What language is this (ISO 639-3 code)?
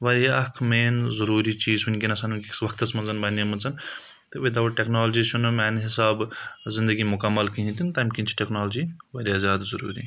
kas